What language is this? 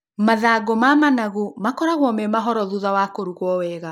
Kikuyu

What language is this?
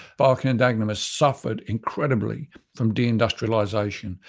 English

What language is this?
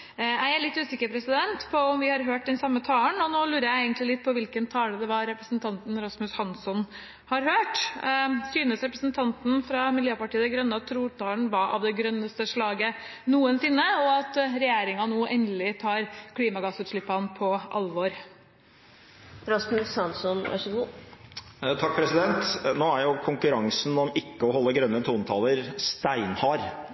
Norwegian Bokmål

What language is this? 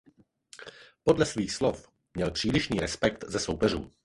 Czech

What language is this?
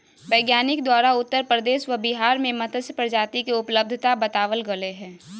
Magahi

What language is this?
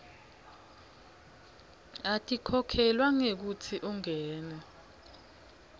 Swati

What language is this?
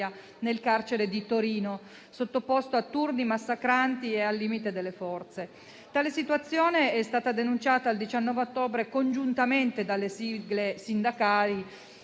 Italian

